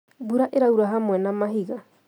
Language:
Kikuyu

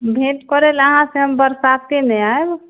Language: Maithili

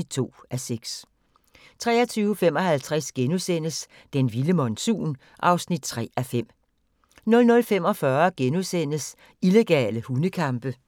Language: Danish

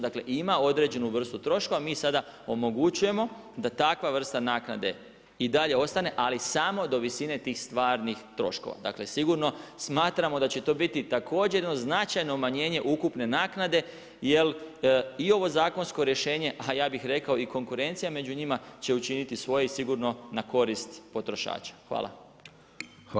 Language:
Croatian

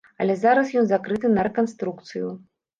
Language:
Belarusian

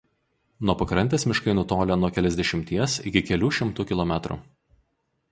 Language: Lithuanian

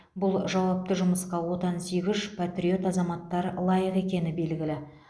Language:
Kazakh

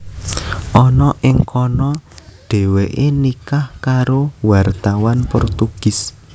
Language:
Javanese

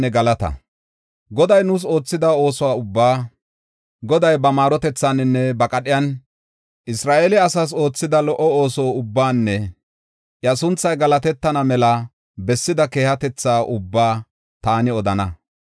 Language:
Gofa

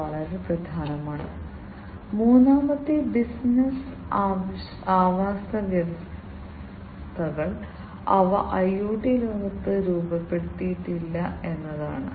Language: Malayalam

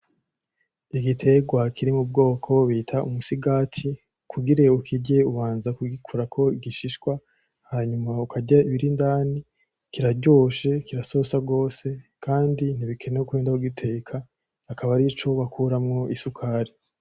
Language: Rundi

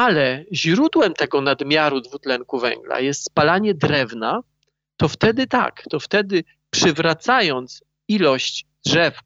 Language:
Polish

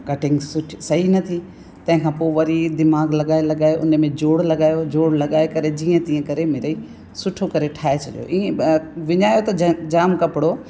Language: Sindhi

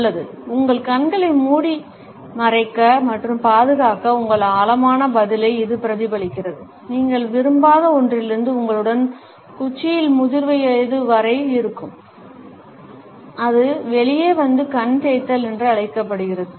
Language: Tamil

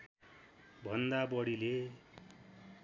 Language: Nepali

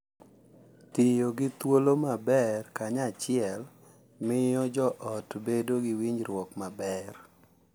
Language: Luo (Kenya and Tanzania)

